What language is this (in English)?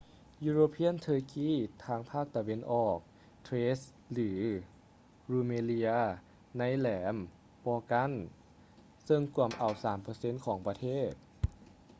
Lao